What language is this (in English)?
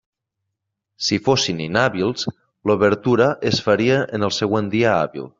Catalan